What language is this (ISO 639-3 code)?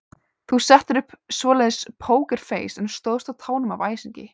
isl